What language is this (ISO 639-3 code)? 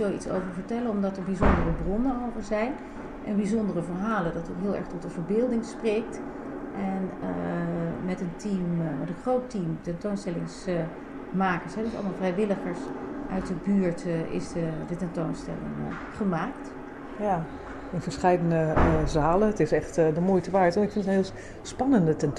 nld